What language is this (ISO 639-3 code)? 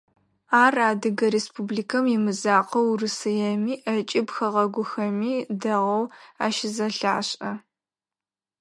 ady